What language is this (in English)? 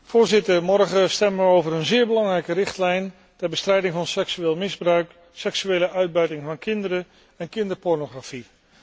Dutch